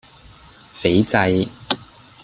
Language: Cantonese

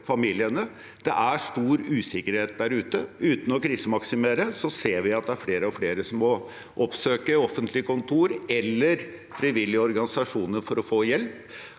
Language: Norwegian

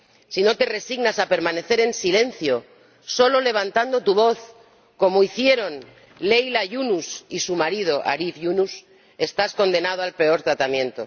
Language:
Spanish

